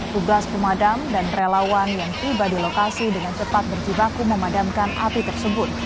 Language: Indonesian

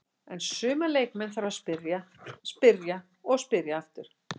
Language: Icelandic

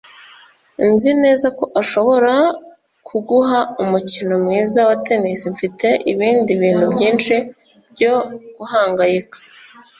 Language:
Kinyarwanda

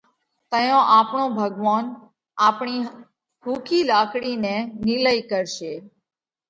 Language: Parkari Koli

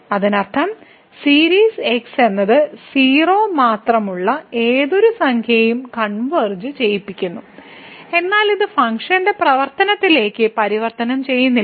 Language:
Malayalam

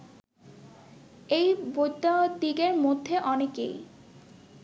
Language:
Bangla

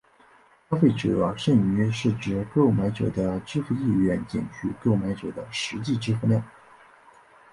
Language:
Chinese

